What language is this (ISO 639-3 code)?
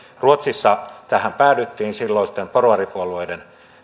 fin